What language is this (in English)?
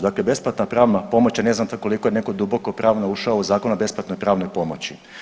Croatian